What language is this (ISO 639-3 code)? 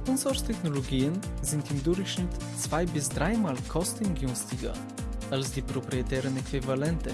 deu